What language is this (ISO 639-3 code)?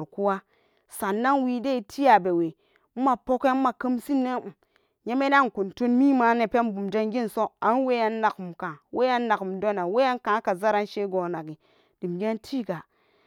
ccg